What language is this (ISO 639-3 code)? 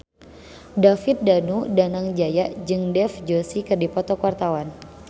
sun